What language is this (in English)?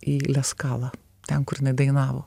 Lithuanian